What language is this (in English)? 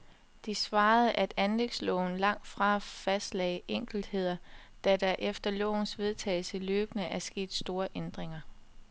Danish